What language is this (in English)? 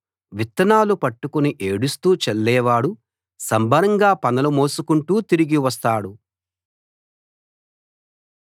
Telugu